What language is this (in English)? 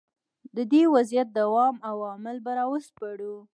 Pashto